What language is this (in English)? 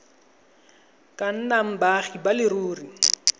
Tswana